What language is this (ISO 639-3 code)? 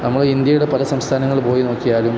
mal